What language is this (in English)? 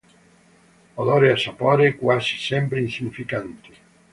Italian